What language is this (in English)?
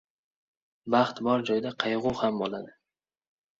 Uzbek